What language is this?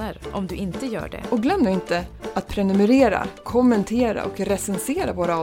Swedish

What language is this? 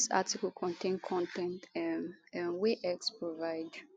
Nigerian Pidgin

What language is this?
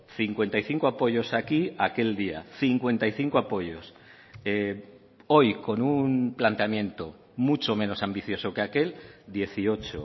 Spanish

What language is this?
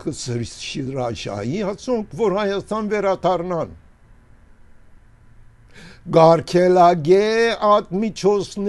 Turkish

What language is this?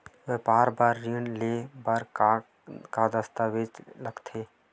Chhattisgarhi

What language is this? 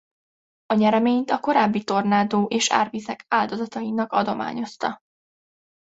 Hungarian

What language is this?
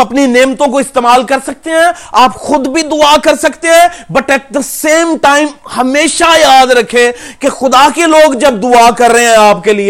Urdu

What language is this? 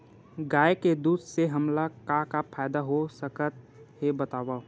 Chhattisgarhi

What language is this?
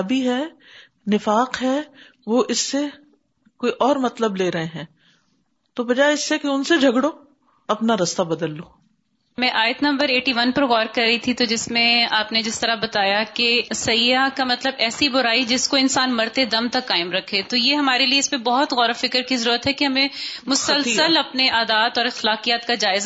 Urdu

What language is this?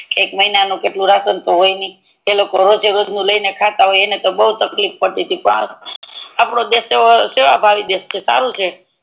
Gujarati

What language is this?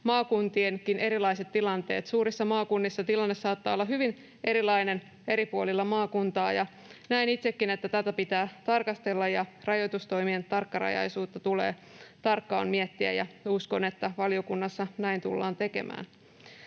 Finnish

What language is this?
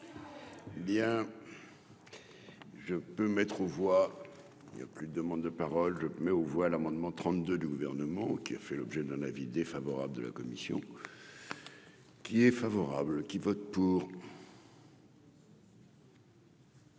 French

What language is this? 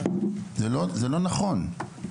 Hebrew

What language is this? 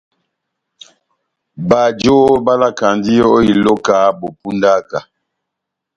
Batanga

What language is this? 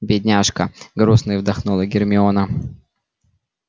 Russian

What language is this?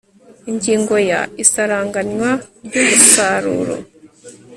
Kinyarwanda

